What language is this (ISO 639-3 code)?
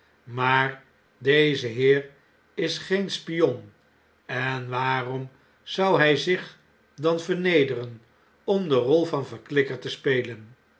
nld